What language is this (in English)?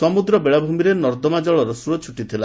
Odia